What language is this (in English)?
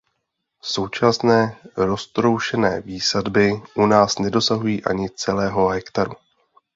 Czech